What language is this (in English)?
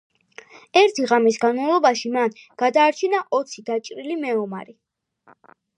Georgian